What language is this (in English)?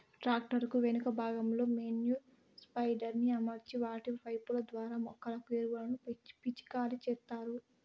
Telugu